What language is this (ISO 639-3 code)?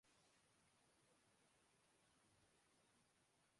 urd